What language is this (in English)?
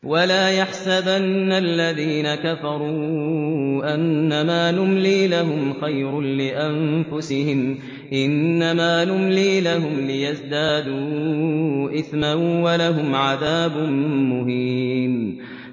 Arabic